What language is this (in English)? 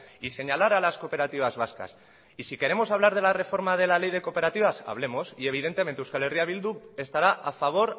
Spanish